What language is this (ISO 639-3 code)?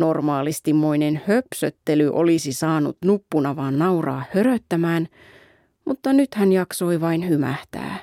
fin